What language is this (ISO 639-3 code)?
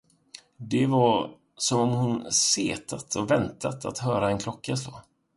swe